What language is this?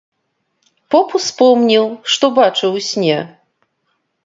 Belarusian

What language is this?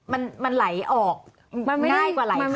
Thai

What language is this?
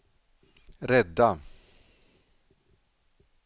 Swedish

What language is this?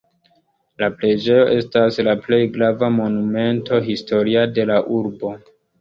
Esperanto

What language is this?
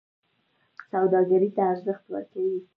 Pashto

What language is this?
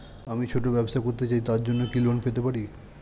Bangla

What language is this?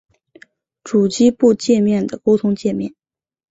Chinese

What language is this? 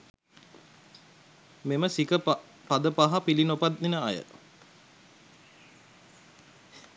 Sinhala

